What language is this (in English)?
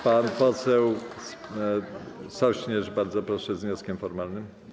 Polish